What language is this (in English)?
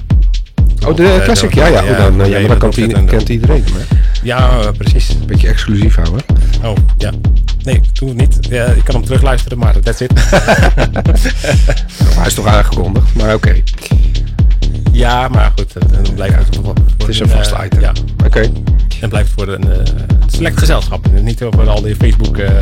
Dutch